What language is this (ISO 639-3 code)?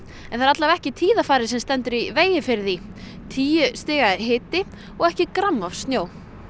isl